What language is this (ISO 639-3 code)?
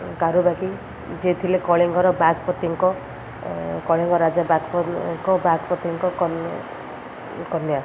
ori